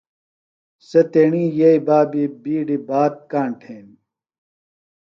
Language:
Phalura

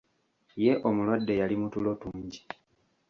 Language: Ganda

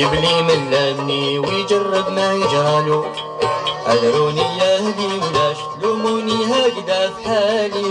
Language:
Arabic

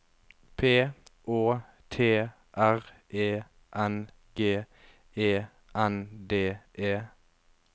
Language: Norwegian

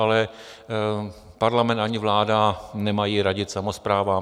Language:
Czech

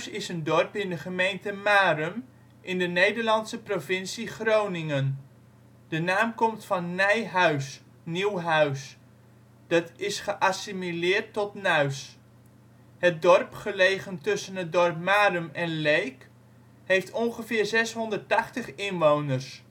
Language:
Dutch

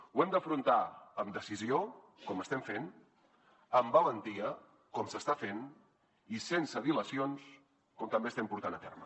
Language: Catalan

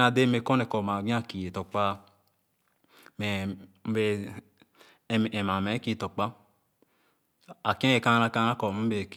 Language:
Khana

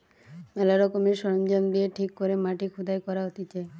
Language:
Bangla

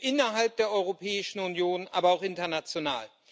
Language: German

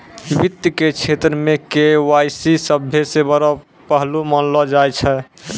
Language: Maithili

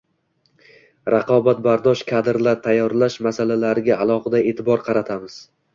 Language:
Uzbek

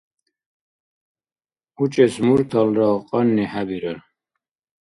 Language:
Dargwa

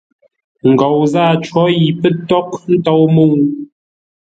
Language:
Ngombale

